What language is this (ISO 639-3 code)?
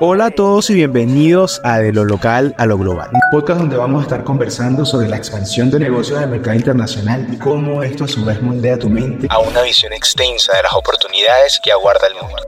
spa